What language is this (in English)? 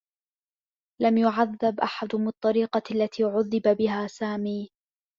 Arabic